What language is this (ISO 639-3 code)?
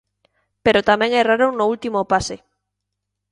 glg